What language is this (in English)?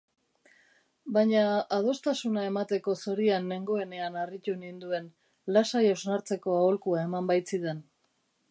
Basque